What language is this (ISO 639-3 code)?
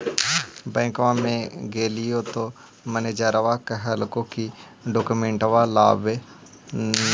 mag